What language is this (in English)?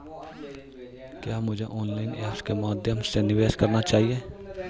Hindi